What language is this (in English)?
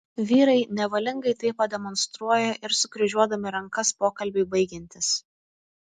Lithuanian